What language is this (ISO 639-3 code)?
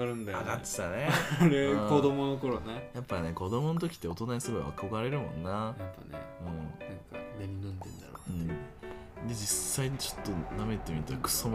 jpn